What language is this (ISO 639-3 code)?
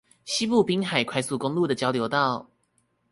zho